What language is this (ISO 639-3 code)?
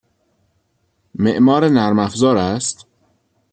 fas